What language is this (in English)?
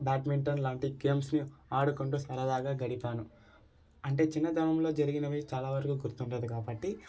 Telugu